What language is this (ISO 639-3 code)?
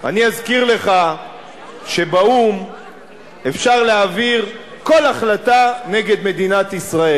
heb